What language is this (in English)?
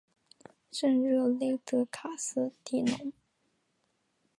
Chinese